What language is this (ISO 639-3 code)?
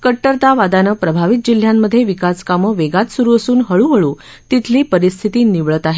mar